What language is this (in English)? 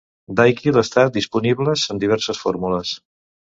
Catalan